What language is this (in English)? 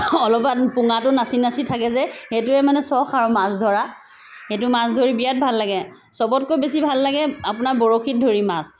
Assamese